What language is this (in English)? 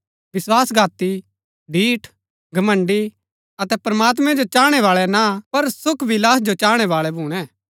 Gaddi